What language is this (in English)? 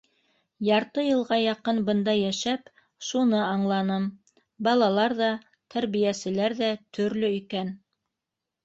Bashkir